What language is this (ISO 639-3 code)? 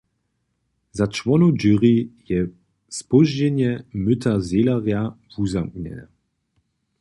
hsb